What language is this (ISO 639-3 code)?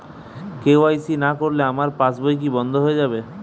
ben